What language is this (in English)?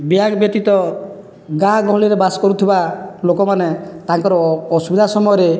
Odia